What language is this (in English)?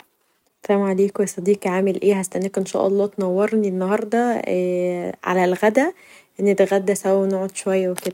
Egyptian Arabic